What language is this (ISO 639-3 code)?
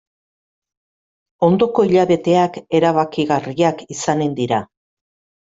eus